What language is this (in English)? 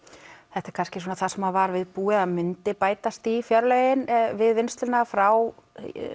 Icelandic